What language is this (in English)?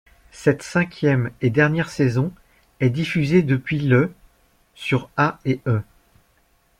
French